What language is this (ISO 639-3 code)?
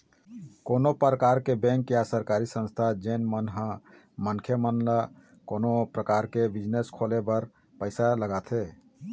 hne